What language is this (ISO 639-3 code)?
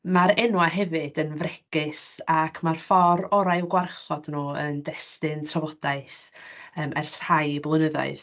cym